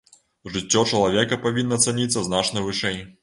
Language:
Belarusian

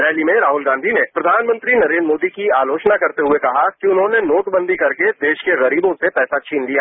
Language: Hindi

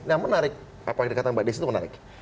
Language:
Indonesian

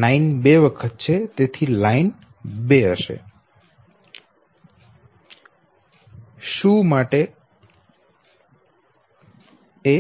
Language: Gujarati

